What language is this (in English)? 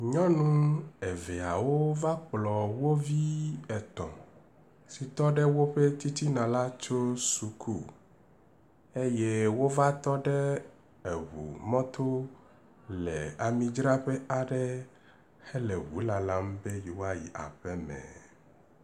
Ewe